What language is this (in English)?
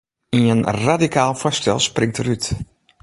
Western Frisian